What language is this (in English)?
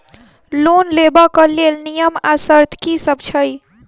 Maithili